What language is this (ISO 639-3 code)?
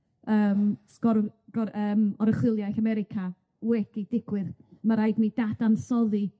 cym